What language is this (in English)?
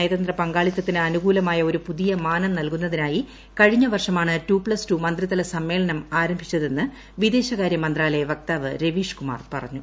Malayalam